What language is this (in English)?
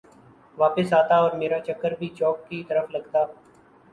Urdu